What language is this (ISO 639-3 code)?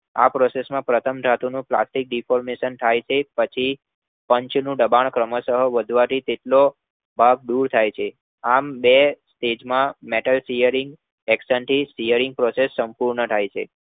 guj